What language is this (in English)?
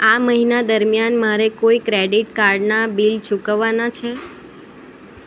Gujarati